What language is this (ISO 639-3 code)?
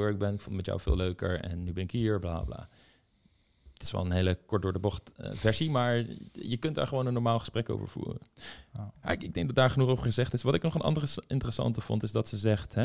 nld